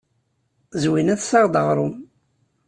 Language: Kabyle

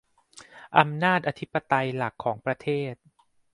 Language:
Thai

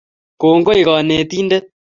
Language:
Kalenjin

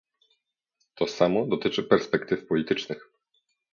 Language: Polish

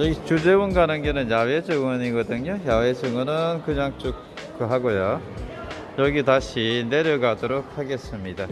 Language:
Korean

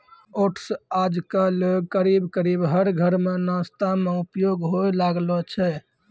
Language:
Maithili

